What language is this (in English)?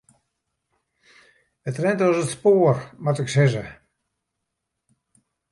Western Frisian